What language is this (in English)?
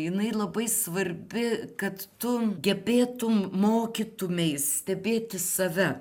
Lithuanian